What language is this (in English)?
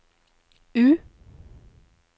Norwegian